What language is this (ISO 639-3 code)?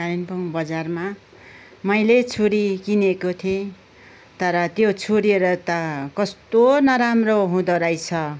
nep